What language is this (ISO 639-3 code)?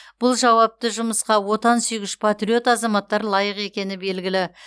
kaz